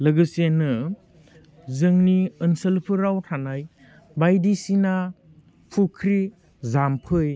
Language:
Bodo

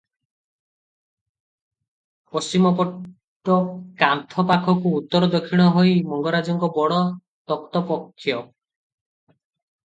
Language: Odia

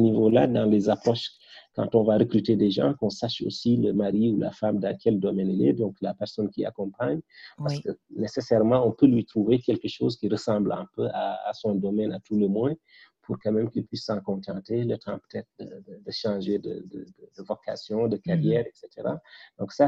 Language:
French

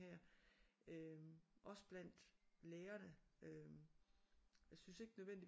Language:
Danish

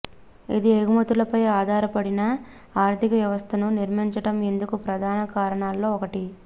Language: Telugu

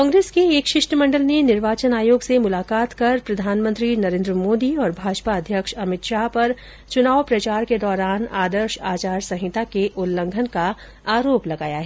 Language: Hindi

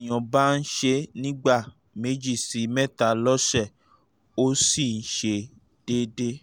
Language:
Yoruba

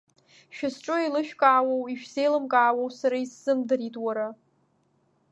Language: Abkhazian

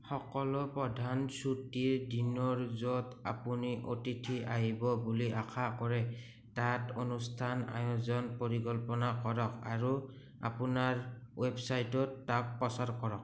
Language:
Assamese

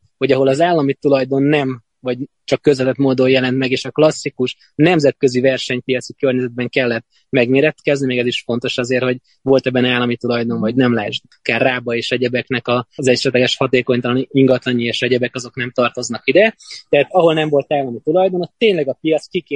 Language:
Hungarian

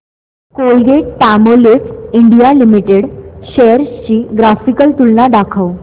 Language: Marathi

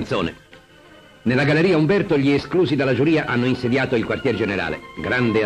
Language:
Italian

